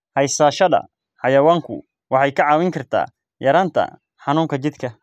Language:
Somali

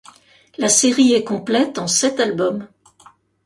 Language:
French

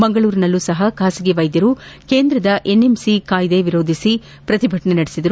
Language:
Kannada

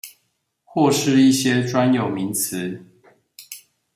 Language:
Chinese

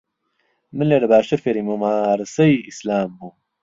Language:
Central Kurdish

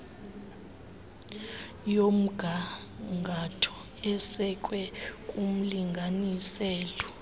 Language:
Xhosa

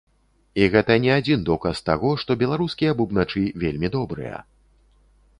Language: Belarusian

